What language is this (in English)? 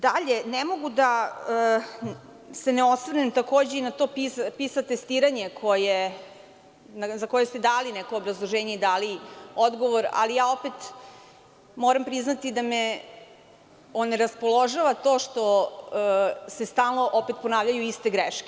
Serbian